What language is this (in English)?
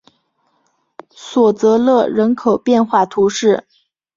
Chinese